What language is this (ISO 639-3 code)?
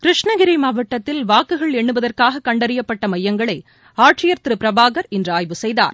tam